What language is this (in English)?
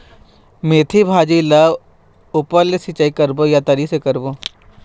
Chhattisgarhi